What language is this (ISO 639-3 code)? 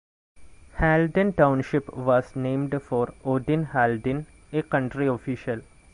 eng